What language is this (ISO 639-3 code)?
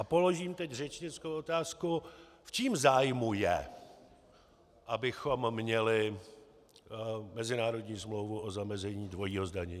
ces